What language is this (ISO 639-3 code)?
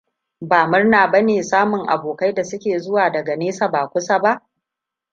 hau